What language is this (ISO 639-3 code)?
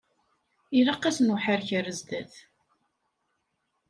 kab